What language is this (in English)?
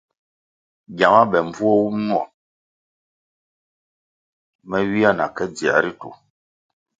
Kwasio